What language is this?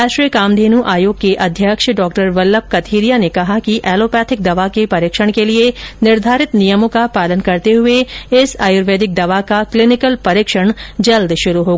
Hindi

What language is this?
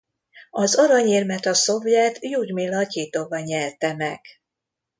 Hungarian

